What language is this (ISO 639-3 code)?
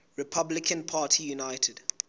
sot